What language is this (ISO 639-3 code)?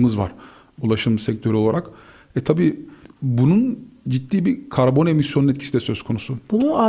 tur